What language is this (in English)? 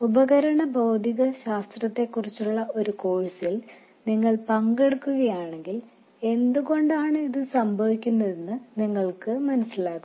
Malayalam